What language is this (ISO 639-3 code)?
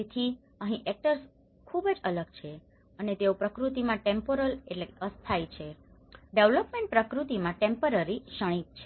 guj